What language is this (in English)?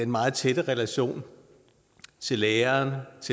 Danish